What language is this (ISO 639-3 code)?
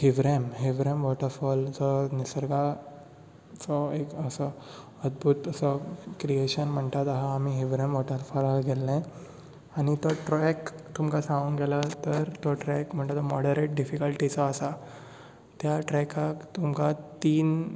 kok